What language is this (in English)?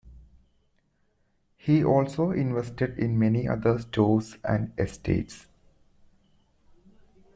English